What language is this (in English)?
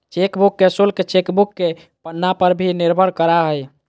Magahi